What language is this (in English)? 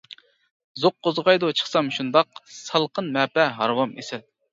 Uyghur